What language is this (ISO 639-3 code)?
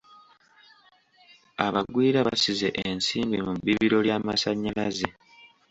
lug